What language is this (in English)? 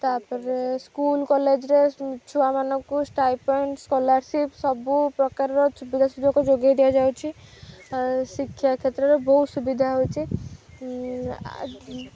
Odia